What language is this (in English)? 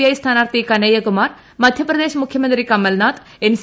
Malayalam